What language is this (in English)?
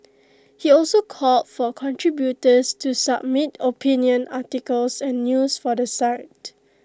English